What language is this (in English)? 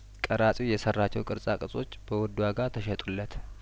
Amharic